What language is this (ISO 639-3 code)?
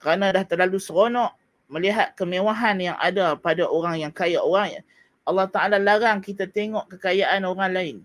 msa